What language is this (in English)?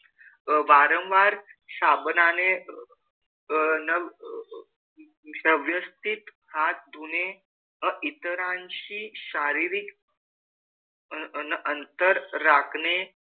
Marathi